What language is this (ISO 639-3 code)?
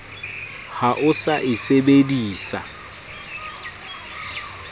sot